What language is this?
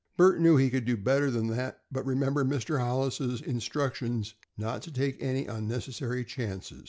English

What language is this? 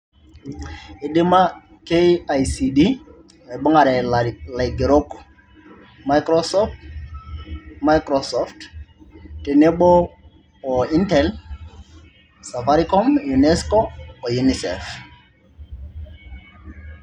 Masai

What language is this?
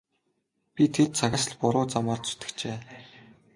Mongolian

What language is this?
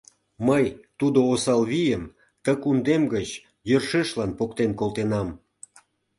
Mari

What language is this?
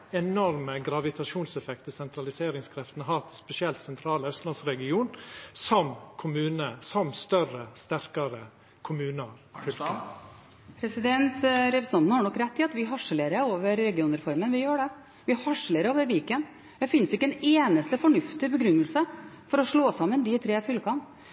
Norwegian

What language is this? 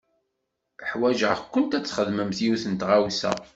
Kabyle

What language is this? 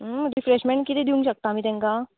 Konkani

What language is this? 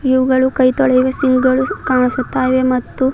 Kannada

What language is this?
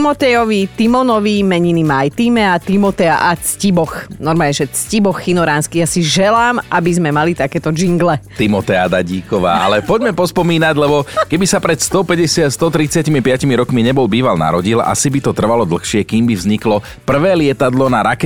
Slovak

